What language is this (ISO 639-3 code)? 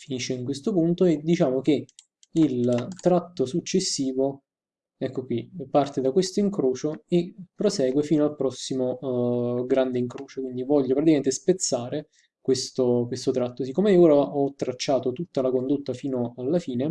ita